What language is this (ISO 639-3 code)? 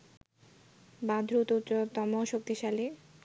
ben